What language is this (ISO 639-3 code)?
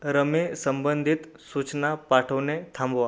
mar